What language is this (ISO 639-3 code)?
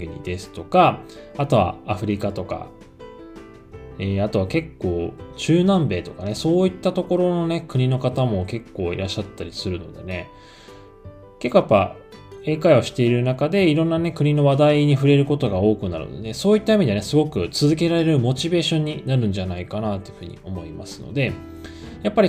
jpn